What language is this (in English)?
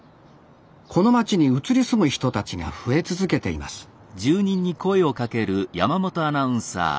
Japanese